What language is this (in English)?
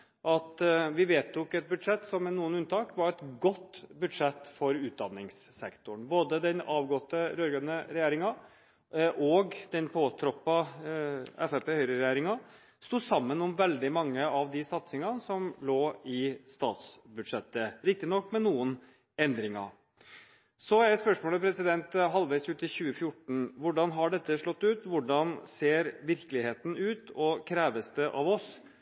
Norwegian Bokmål